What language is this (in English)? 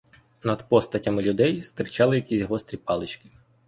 Ukrainian